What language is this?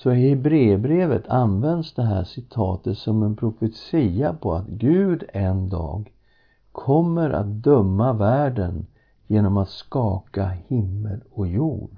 Swedish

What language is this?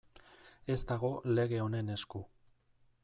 Basque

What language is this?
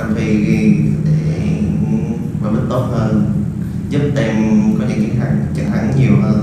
Vietnamese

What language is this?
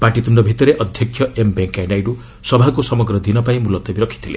Odia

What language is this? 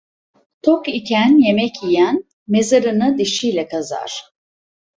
Turkish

